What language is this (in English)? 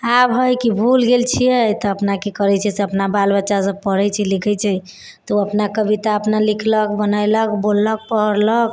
Maithili